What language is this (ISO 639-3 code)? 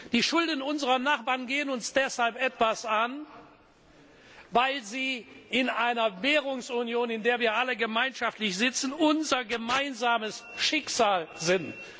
deu